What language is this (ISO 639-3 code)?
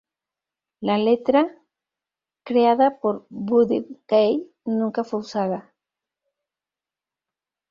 spa